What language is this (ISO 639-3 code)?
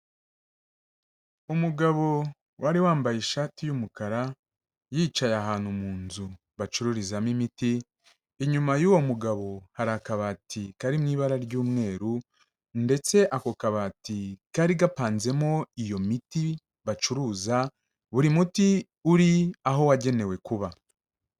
kin